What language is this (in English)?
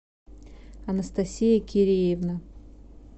Russian